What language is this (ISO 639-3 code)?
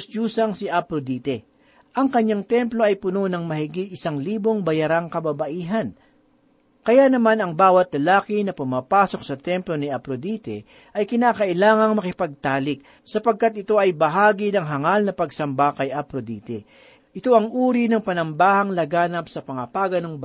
fil